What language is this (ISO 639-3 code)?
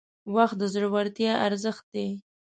pus